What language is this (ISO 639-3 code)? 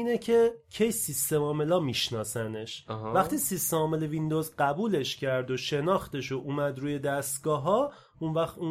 fas